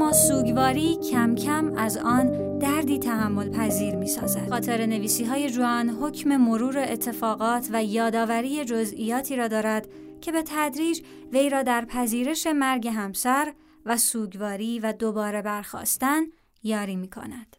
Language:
Persian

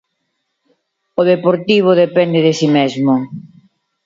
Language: Galician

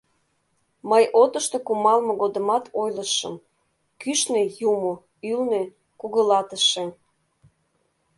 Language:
Mari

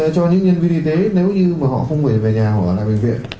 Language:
Vietnamese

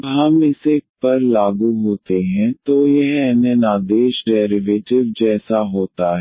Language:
Hindi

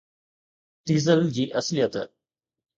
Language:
Sindhi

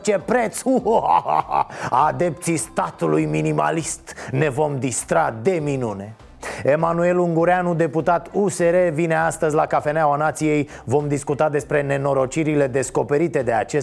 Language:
Romanian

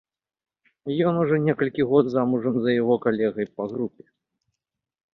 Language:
Belarusian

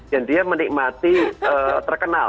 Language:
Indonesian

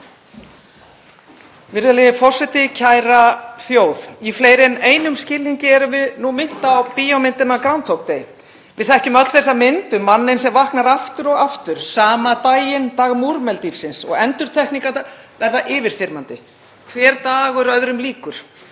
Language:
Icelandic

